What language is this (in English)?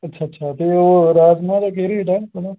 Dogri